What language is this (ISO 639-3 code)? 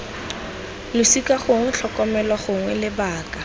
tsn